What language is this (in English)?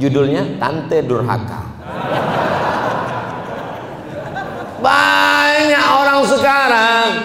Indonesian